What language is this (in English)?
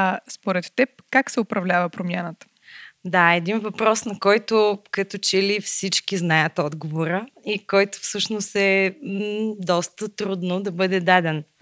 Bulgarian